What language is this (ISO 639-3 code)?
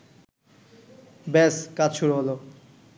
ben